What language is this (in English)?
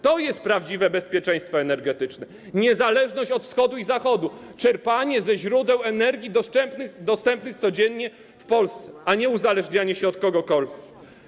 Polish